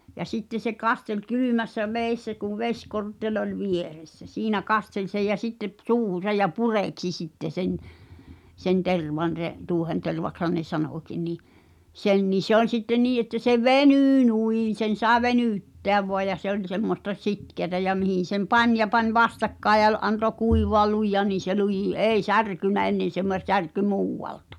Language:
Finnish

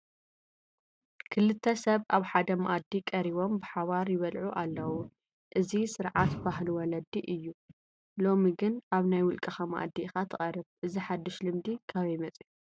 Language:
Tigrinya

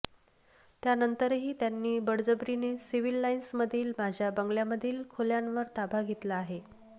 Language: Marathi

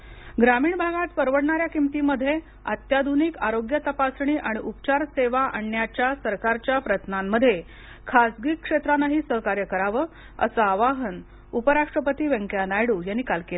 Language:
Marathi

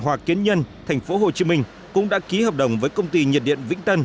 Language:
Vietnamese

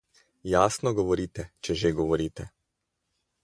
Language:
Slovenian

